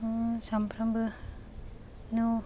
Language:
Bodo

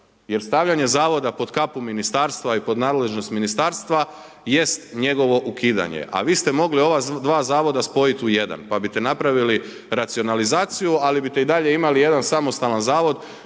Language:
Croatian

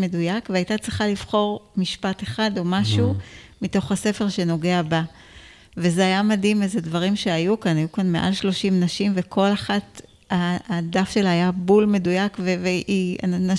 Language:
Hebrew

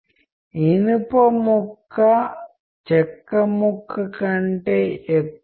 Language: Telugu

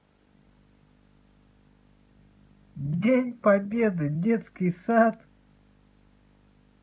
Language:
Russian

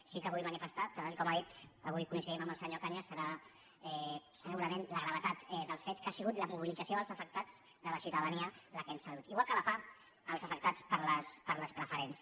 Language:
Catalan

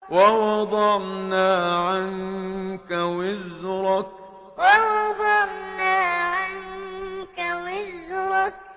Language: Arabic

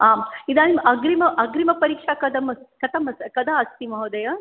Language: Sanskrit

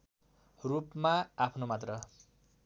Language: Nepali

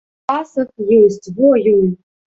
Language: Belarusian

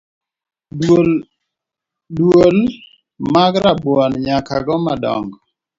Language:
Luo (Kenya and Tanzania)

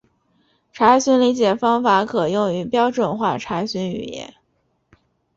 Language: Chinese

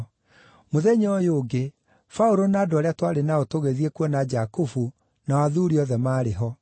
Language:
Kikuyu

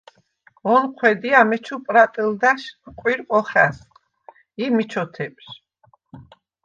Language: Svan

